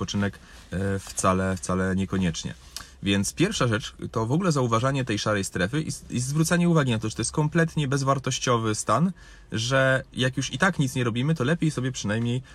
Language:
Polish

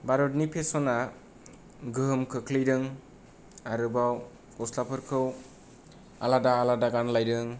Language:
Bodo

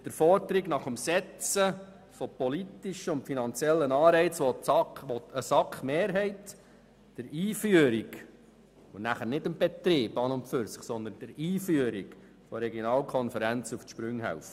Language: Swiss German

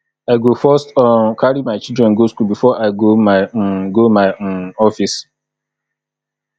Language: Nigerian Pidgin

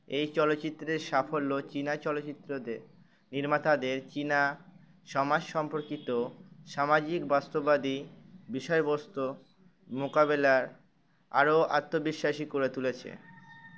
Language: Bangla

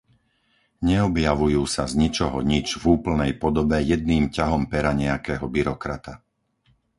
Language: Slovak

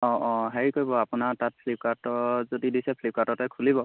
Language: Assamese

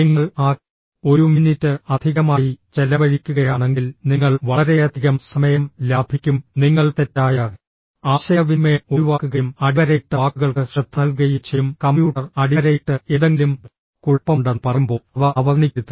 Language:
Malayalam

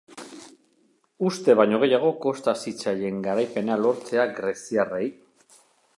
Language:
Basque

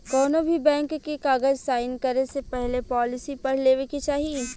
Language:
Bhojpuri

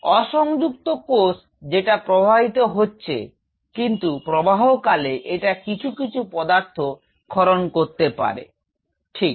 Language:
Bangla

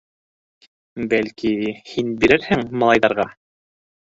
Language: Bashkir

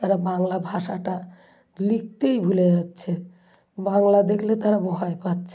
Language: Bangla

